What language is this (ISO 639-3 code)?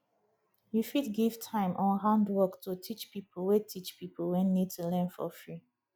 pcm